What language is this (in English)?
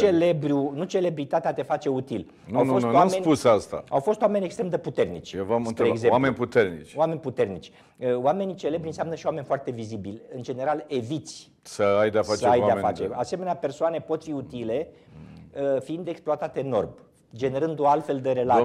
Romanian